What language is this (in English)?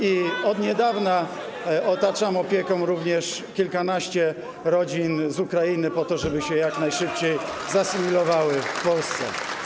Polish